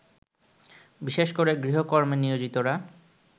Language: Bangla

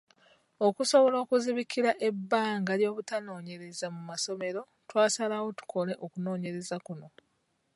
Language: Ganda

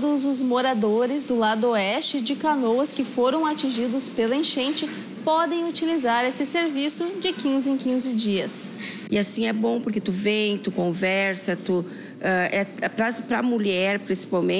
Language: Portuguese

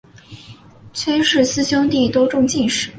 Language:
Chinese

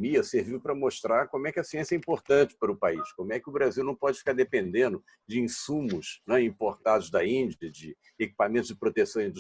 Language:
Portuguese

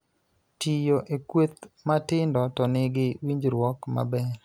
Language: Luo (Kenya and Tanzania)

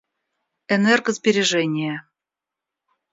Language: Russian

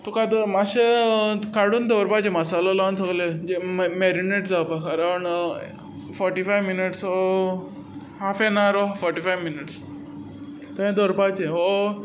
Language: Konkani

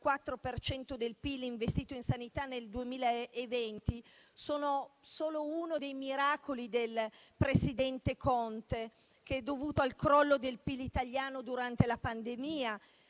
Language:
Italian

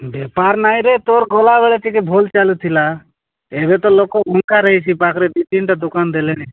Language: Odia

